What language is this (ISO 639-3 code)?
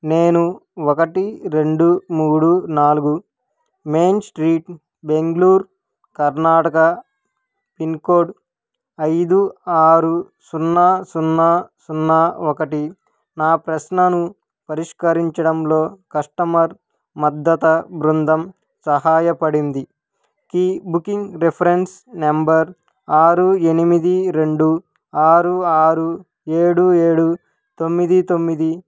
tel